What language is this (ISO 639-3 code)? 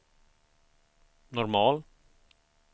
swe